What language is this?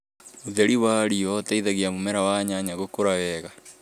Kikuyu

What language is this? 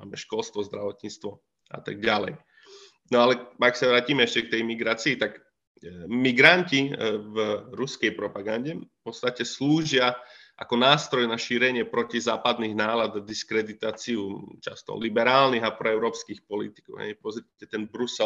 Slovak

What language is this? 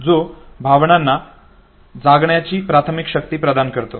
Marathi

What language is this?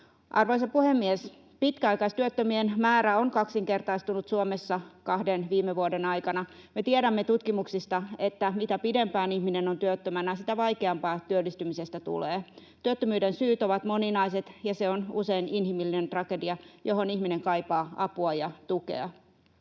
Finnish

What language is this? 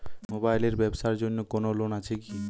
Bangla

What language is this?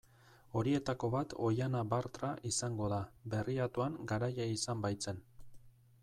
Basque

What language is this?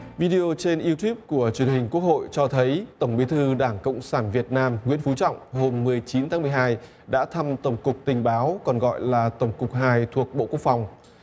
Vietnamese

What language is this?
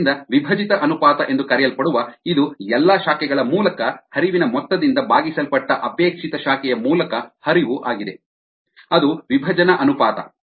Kannada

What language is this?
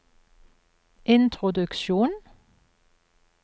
Norwegian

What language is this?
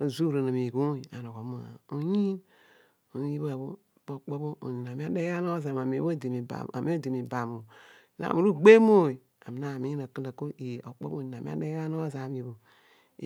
Odual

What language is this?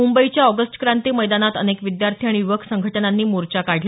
Marathi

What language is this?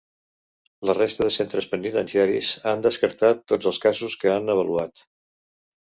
Catalan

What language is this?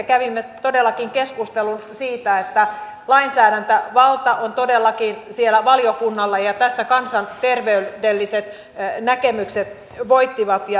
Finnish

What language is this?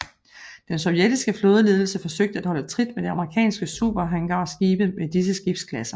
Danish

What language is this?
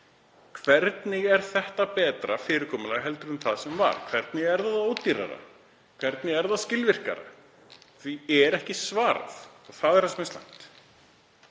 Icelandic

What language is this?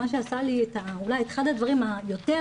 Hebrew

